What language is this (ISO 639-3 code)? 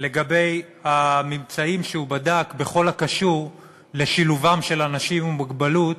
heb